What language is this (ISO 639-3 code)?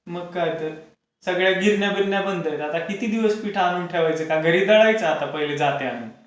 mar